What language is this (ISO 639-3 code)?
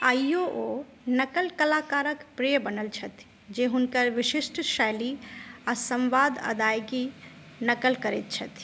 mai